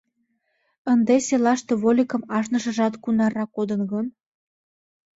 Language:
Mari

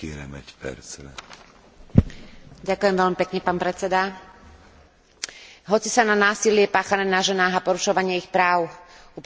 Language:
Slovak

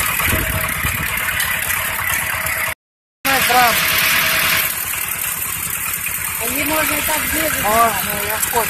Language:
Russian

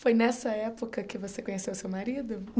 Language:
Portuguese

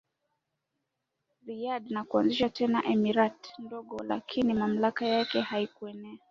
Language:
Swahili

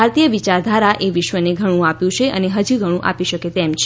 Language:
Gujarati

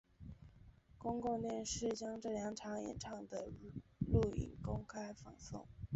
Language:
Chinese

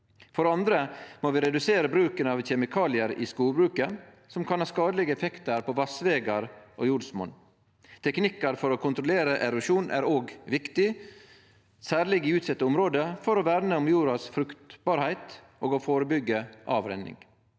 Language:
Norwegian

